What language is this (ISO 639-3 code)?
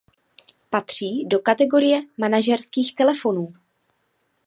ces